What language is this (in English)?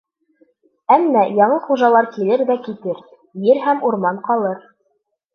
Bashkir